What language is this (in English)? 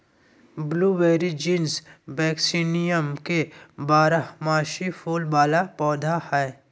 Magahi